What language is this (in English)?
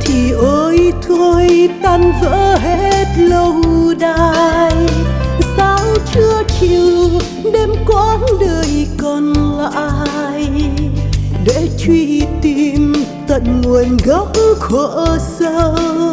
Vietnamese